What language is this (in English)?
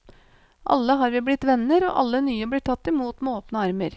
Norwegian